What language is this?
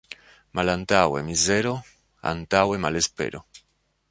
Esperanto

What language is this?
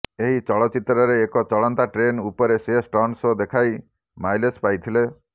Odia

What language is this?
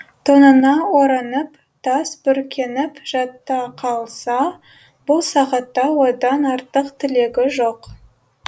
Kazakh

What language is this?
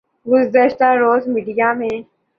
Urdu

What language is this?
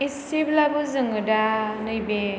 Bodo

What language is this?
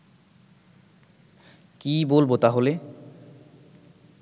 Bangla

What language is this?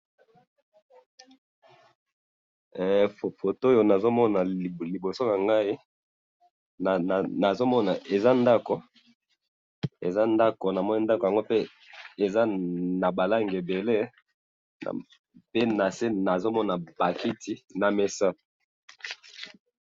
Lingala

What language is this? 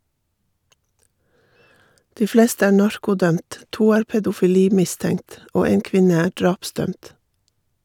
Norwegian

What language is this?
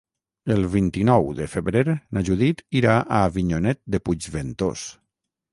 Catalan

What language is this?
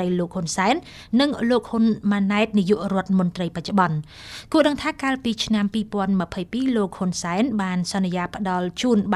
Thai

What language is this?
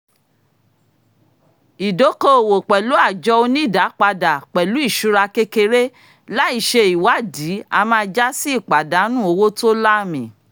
Yoruba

